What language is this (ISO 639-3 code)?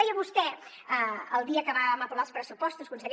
cat